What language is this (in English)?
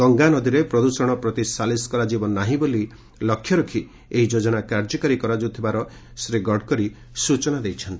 Odia